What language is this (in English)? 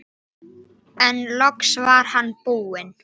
Icelandic